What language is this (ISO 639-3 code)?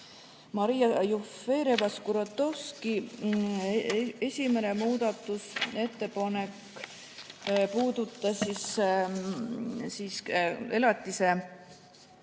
est